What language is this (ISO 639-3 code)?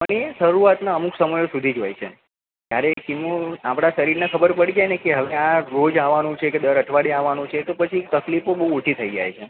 guj